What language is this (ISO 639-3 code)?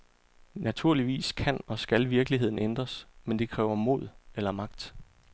dan